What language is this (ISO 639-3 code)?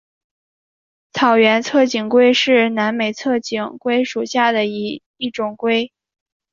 zho